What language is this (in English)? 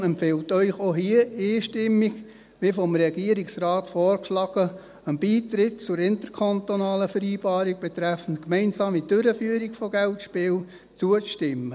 Swiss German